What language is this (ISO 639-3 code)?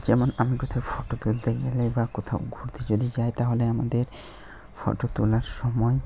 ben